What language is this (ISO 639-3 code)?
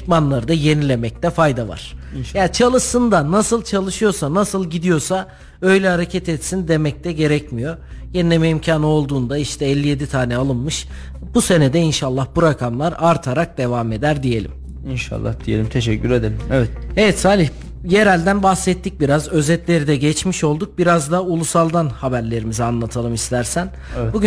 tur